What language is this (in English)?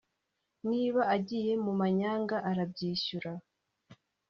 Kinyarwanda